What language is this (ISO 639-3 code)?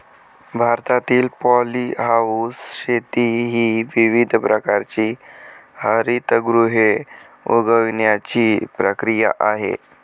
mar